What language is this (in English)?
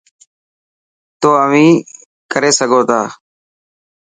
Dhatki